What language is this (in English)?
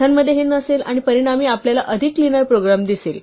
Marathi